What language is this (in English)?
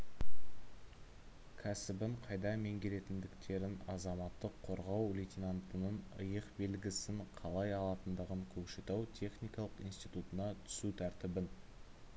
Kazakh